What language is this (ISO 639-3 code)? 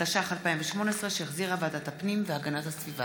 heb